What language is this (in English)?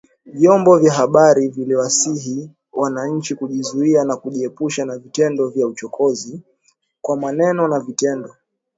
Swahili